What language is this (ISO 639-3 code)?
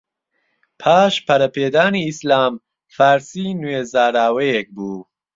ckb